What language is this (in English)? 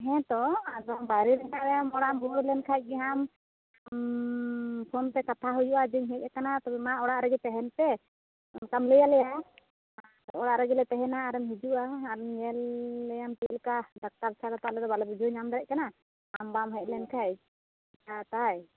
Santali